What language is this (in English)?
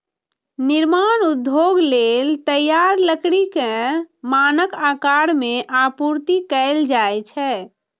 Maithili